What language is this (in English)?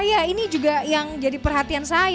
Indonesian